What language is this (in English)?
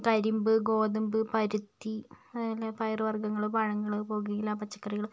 Malayalam